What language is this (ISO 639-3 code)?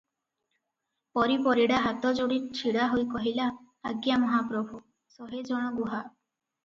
ori